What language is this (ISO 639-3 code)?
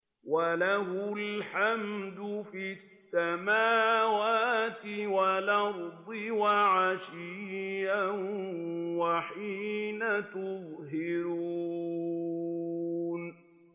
ara